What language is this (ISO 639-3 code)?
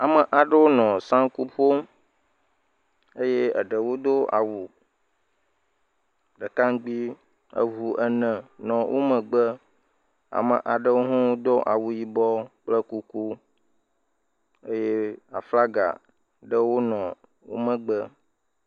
ewe